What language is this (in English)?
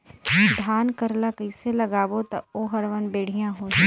Chhattisgarhi